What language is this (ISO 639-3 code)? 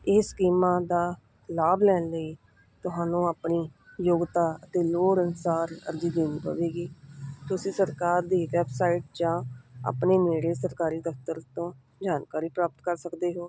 pan